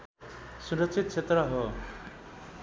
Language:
Nepali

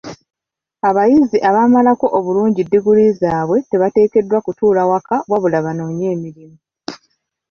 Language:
Ganda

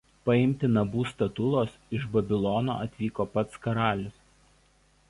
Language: Lithuanian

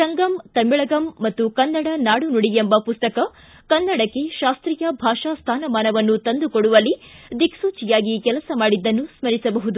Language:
Kannada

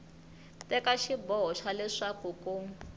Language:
Tsonga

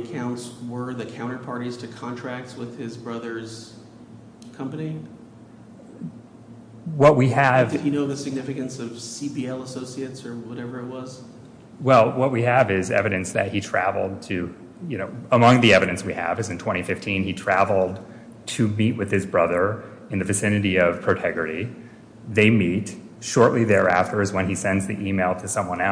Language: English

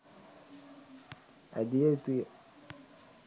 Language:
Sinhala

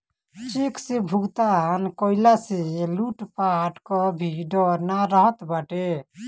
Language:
Bhojpuri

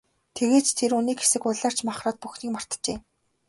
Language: Mongolian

